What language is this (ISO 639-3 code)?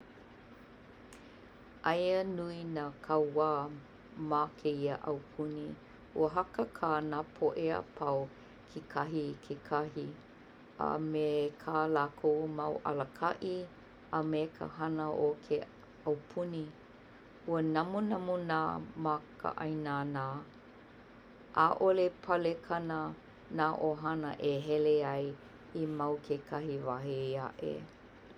haw